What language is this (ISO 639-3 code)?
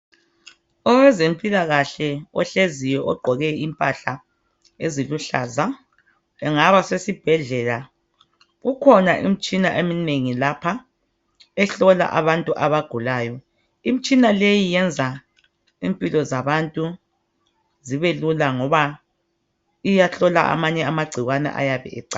nde